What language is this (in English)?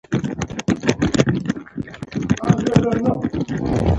Pashto